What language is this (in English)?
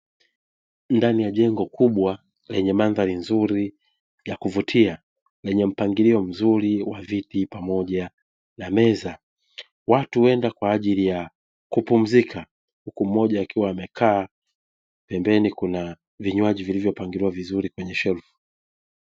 Swahili